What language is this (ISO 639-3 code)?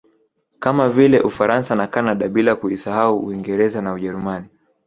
swa